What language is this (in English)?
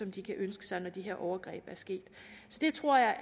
Danish